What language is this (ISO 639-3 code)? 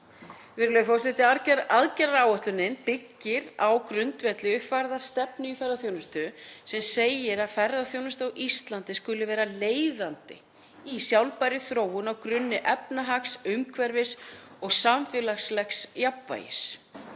isl